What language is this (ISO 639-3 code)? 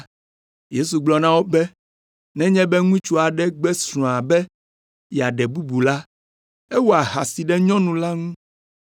ewe